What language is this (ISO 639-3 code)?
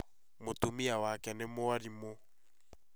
kik